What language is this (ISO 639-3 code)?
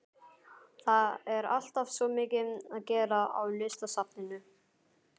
isl